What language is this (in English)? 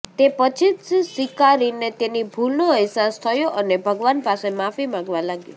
Gujarati